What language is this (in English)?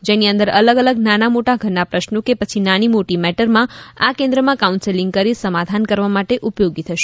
Gujarati